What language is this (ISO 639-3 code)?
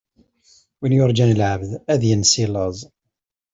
kab